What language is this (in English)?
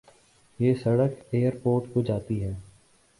Urdu